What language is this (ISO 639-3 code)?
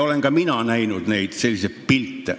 est